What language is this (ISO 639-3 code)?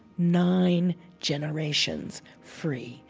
eng